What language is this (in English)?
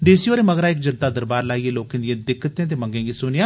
Dogri